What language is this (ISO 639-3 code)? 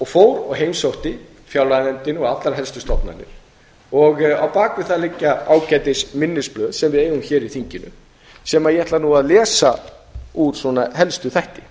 isl